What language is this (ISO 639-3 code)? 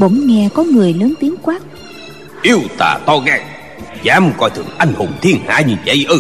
vie